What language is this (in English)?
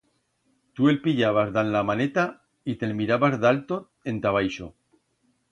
Aragonese